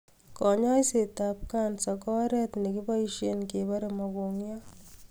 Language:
Kalenjin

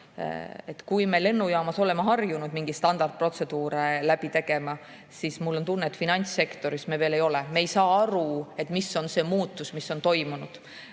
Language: Estonian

